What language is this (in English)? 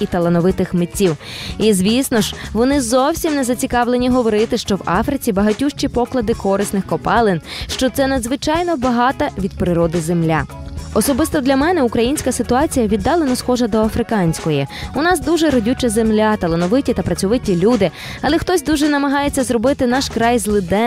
Ukrainian